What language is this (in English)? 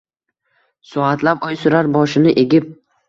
Uzbek